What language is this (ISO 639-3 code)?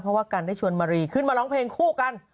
tha